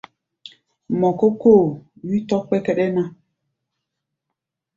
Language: Gbaya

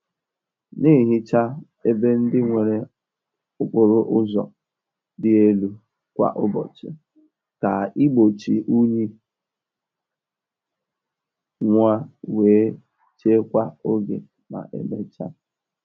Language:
Igbo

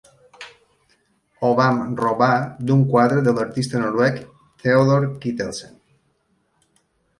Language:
Catalan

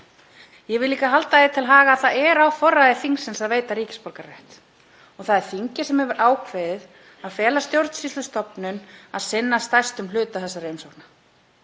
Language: Icelandic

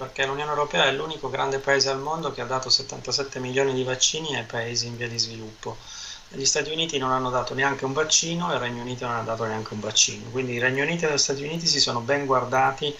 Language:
Italian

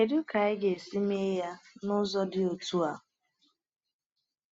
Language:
Igbo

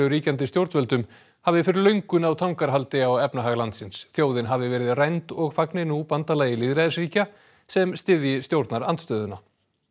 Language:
Icelandic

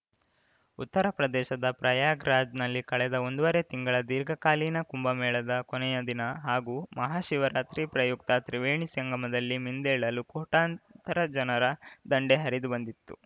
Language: Kannada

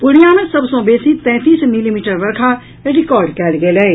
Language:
Maithili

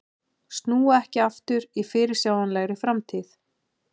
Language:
Icelandic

